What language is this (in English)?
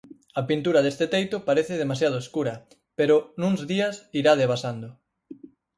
Galician